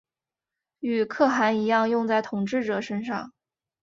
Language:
Chinese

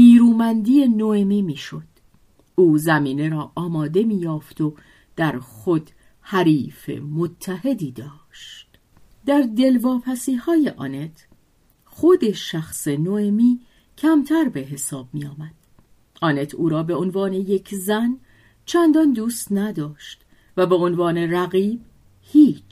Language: Persian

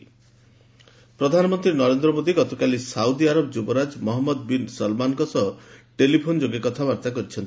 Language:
Odia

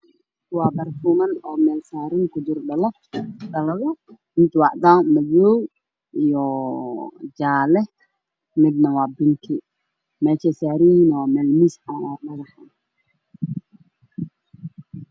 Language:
Somali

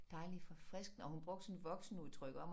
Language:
Danish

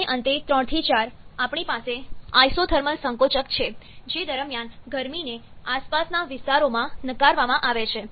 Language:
Gujarati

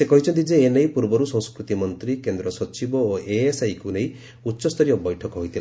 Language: Odia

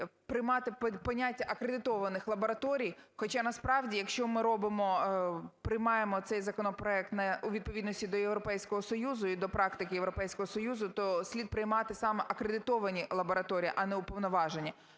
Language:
Ukrainian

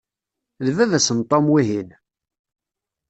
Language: Kabyle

